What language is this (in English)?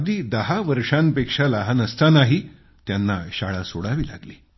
Marathi